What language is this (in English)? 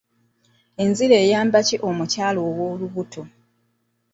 Ganda